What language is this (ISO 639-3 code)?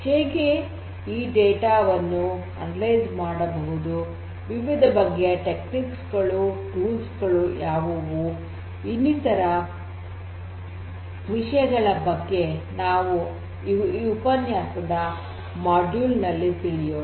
kan